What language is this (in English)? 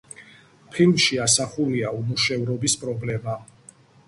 Georgian